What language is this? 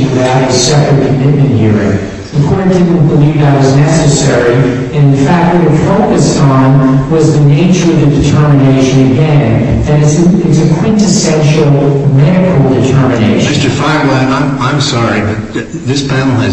English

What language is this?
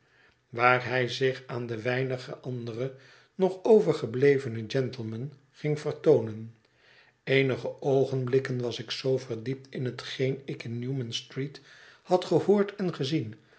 Dutch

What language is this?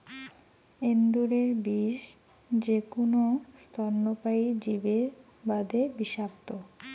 Bangla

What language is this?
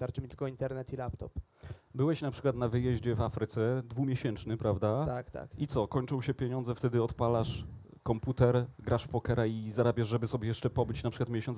Polish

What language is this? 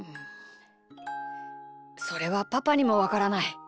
Japanese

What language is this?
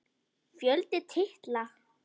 Icelandic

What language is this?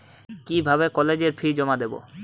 Bangla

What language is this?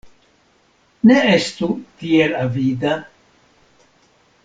Esperanto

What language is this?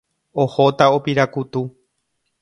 Guarani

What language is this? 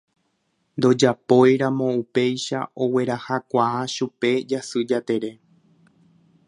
Guarani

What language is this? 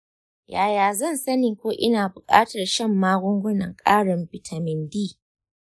Hausa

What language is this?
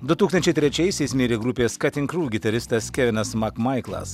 Lithuanian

